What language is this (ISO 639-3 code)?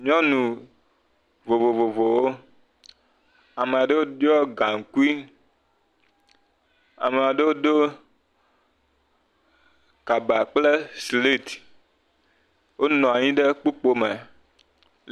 ewe